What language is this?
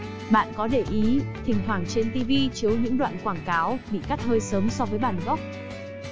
Vietnamese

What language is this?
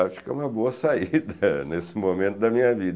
Portuguese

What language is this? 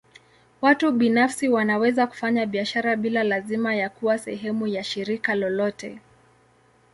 Swahili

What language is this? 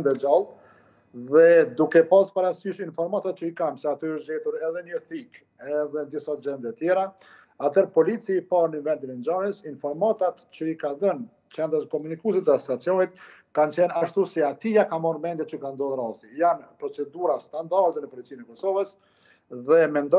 Romanian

